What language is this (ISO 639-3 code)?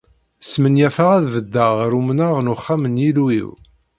kab